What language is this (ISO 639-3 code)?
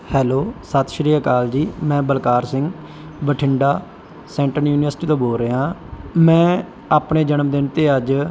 pan